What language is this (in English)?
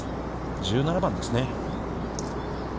Japanese